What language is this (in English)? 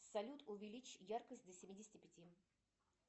Russian